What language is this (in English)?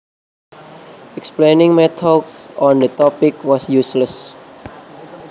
Javanese